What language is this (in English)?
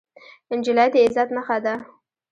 Pashto